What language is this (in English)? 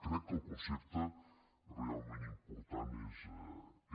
Catalan